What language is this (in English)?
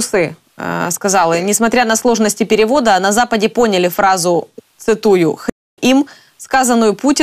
Ukrainian